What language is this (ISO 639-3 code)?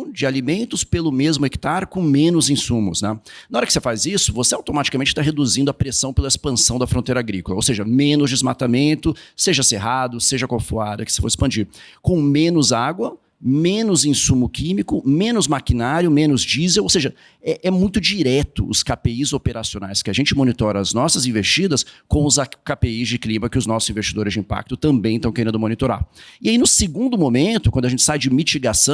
por